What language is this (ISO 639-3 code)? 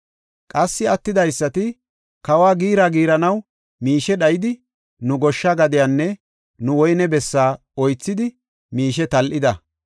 gof